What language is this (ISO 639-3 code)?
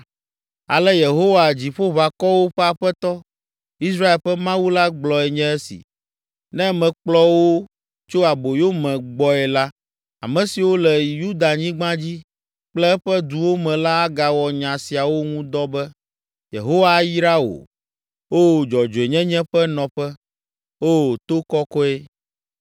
ewe